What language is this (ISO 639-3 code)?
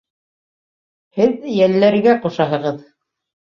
bak